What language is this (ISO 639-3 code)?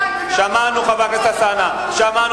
heb